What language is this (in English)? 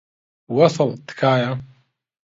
Central Kurdish